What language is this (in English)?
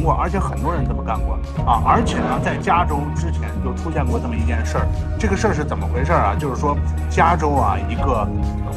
Chinese